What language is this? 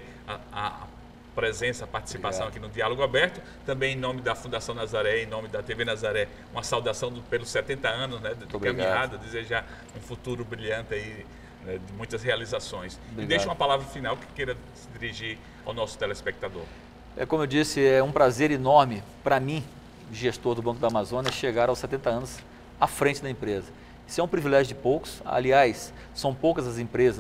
Portuguese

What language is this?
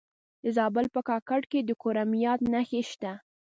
Pashto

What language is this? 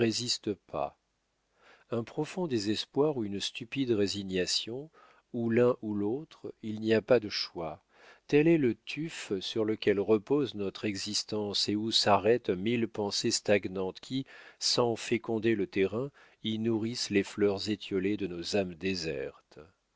French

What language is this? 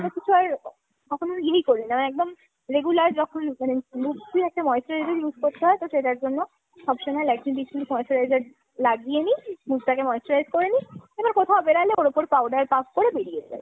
Bangla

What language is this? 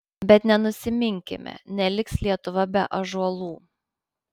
Lithuanian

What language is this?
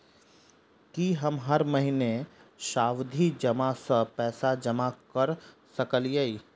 Maithili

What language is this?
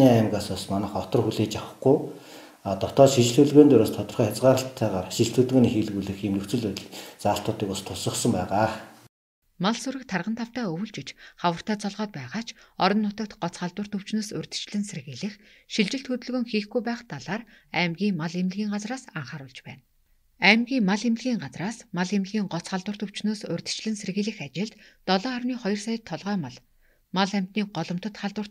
Turkish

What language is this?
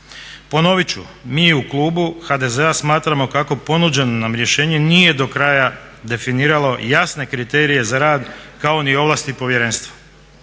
Croatian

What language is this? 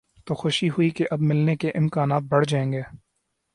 Urdu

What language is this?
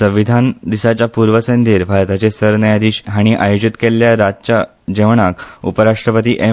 Konkani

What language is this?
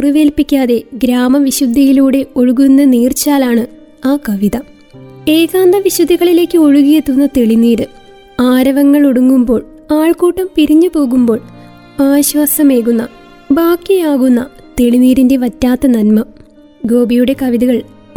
Malayalam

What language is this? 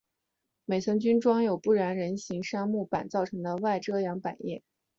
Chinese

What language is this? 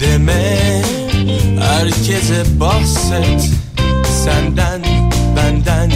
Turkish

